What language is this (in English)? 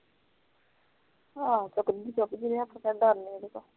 Punjabi